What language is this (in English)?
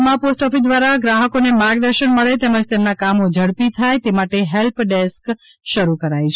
Gujarati